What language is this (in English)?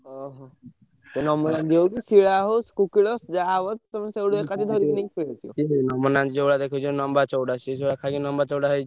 Odia